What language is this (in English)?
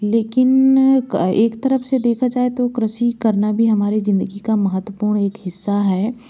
Hindi